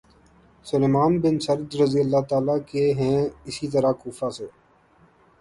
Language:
Urdu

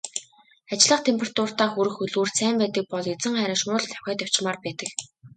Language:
Mongolian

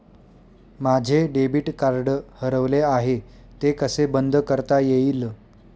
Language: Marathi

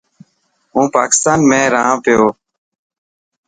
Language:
Dhatki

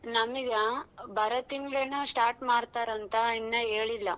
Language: Kannada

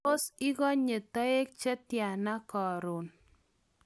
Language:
Kalenjin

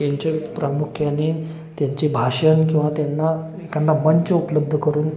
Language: Marathi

